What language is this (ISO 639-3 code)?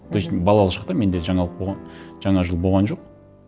kaz